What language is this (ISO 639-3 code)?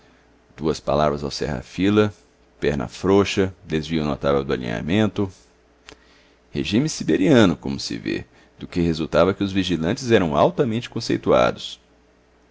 por